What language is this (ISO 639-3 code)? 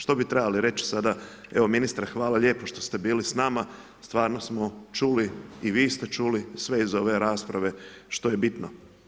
hrv